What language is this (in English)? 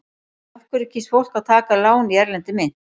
Icelandic